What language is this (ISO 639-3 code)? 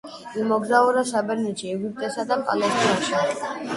kat